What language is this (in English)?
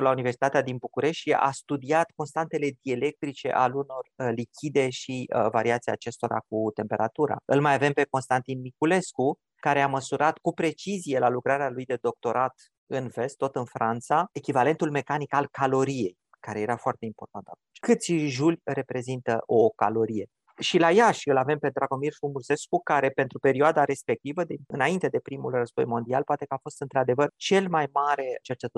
Romanian